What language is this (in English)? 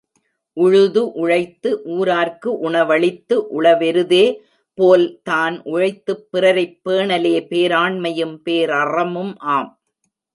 Tamil